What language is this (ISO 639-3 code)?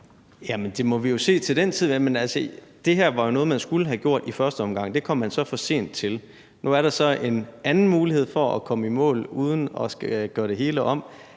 dan